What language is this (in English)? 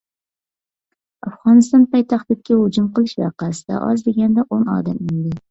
Uyghur